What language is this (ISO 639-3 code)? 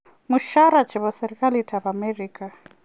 kln